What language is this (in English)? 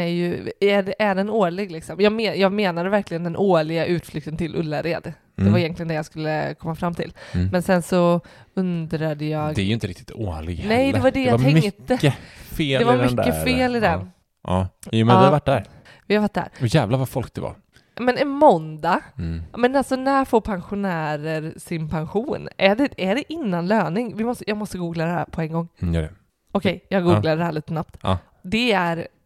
Swedish